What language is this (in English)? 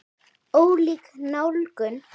Icelandic